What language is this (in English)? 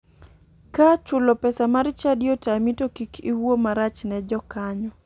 Luo (Kenya and Tanzania)